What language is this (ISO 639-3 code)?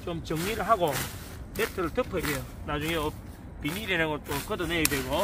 kor